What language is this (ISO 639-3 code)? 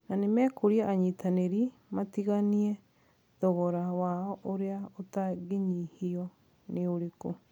kik